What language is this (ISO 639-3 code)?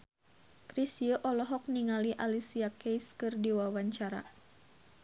sun